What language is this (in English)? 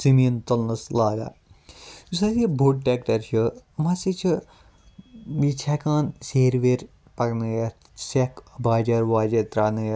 Kashmiri